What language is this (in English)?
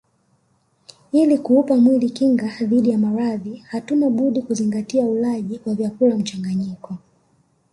Swahili